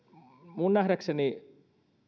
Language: Finnish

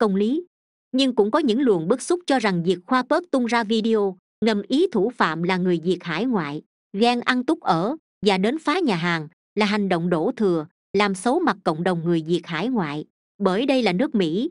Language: Vietnamese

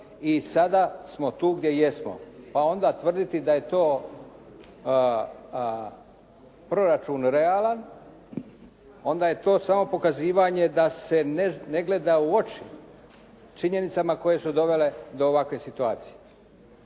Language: Croatian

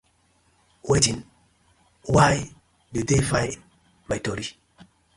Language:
Nigerian Pidgin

